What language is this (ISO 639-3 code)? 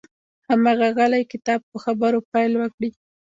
pus